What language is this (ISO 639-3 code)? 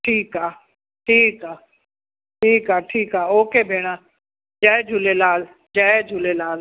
snd